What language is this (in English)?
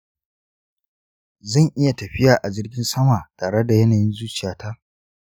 Hausa